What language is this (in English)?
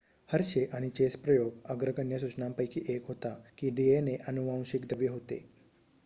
Marathi